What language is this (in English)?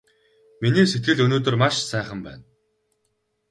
Mongolian